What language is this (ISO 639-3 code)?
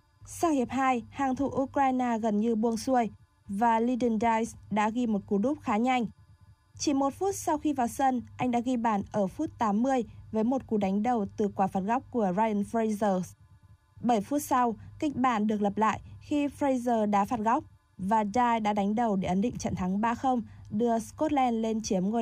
vie